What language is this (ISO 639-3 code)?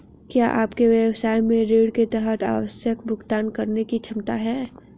hin